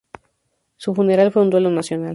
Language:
Spanish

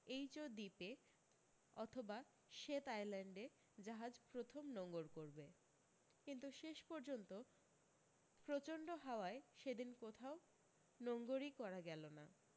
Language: Bangla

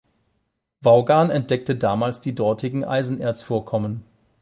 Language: German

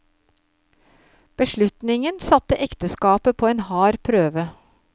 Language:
Norwegian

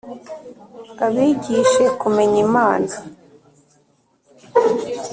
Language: Kinyarwanda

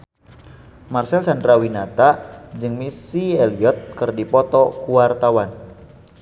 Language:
Sundanese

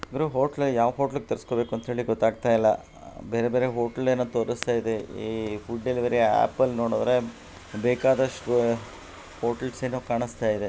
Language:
Kannada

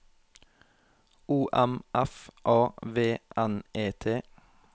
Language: Norwegian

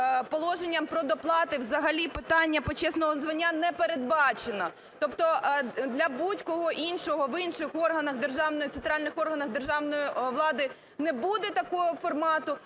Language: Ukrainian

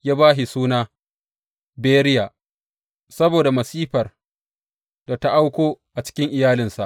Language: Hausa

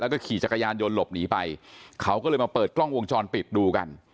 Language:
Thai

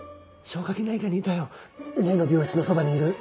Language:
Japanese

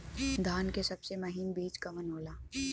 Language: Bhojpuri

